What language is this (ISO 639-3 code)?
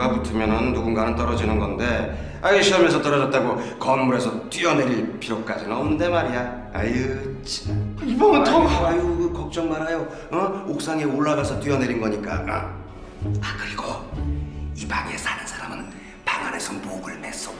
kor